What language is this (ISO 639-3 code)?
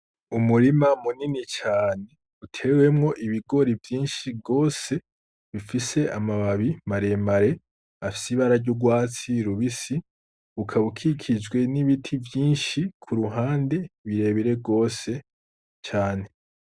run